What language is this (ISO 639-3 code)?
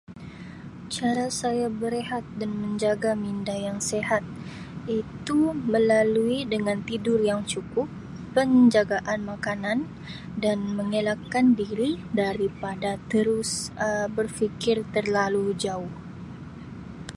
msi